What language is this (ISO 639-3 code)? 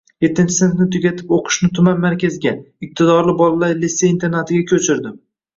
uzb